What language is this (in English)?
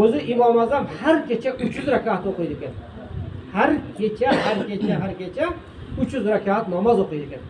Turkish